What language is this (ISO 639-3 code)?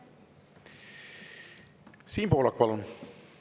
est